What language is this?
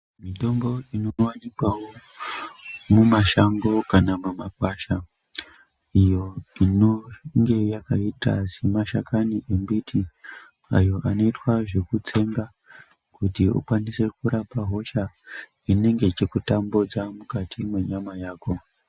Ndau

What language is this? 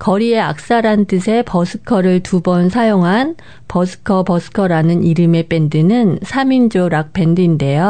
Korean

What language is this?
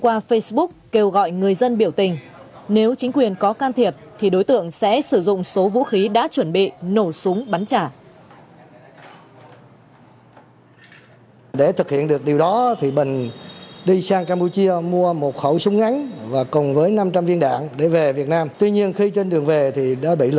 Vietnamese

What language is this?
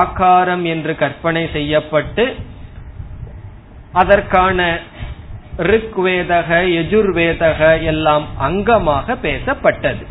Tamil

